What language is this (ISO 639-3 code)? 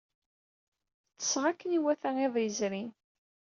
kab